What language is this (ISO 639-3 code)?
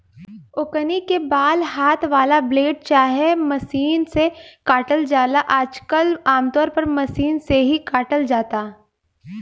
bho